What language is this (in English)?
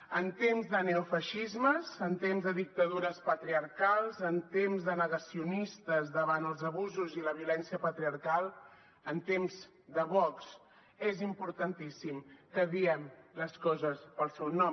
Catalan